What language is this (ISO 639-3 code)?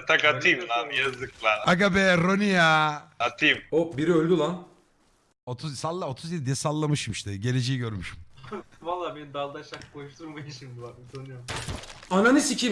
tur